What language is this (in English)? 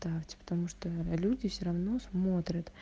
Russian